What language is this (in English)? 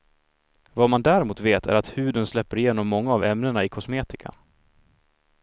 Swedish